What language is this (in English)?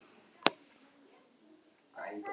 Icelandic